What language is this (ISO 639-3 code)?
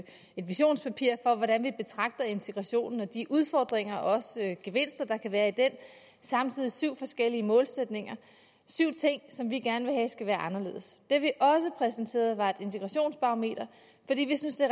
dan